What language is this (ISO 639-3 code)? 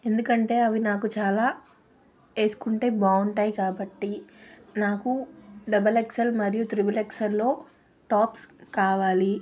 tel